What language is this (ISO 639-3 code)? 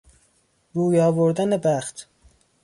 fas